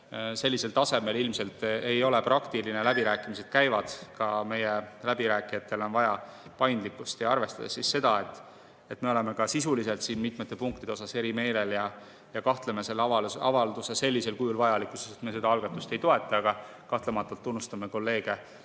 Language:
Estonian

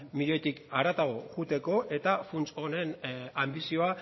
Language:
Basque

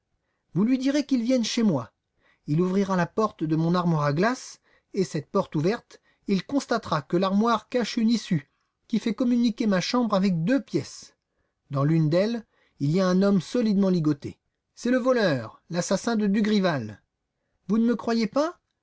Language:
French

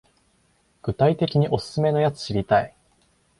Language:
Japanese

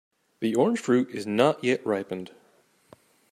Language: English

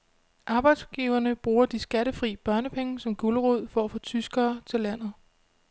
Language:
Danish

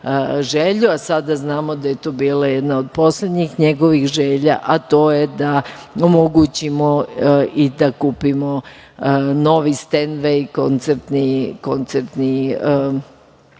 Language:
Serbian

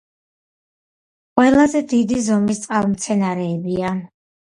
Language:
Georgian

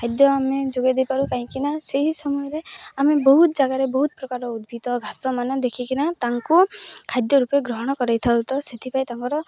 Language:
Odia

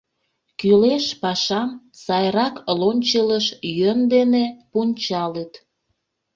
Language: Mari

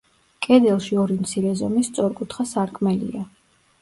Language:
Georgian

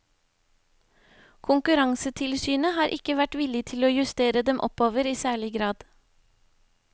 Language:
Norwegian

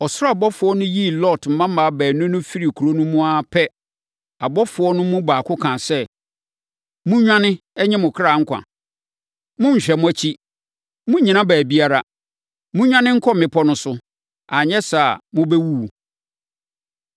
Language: Akan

